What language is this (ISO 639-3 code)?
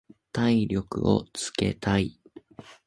jpn